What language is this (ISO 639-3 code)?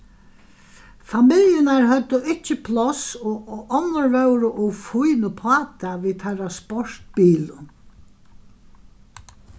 fao